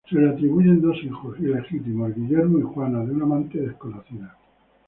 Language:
Spanish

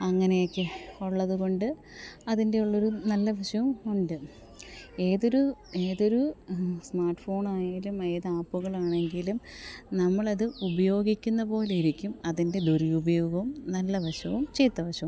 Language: Malayalam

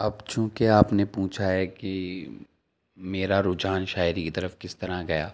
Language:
Urdu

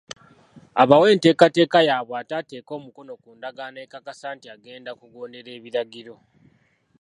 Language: Ganda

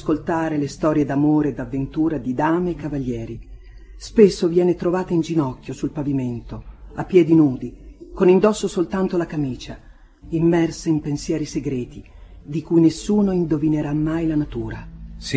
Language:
Italian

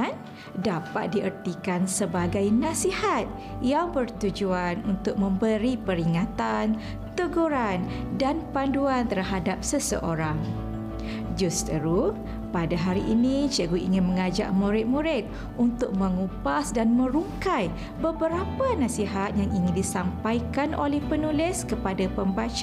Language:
Malay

